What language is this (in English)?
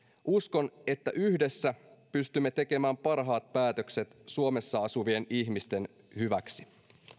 Finnish